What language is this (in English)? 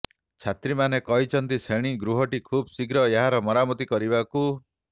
Odia